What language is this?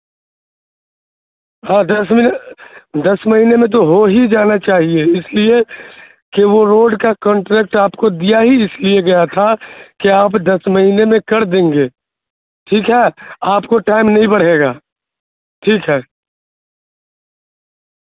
Urdu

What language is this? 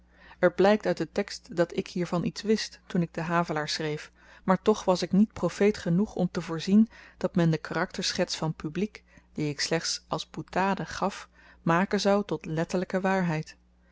Dutch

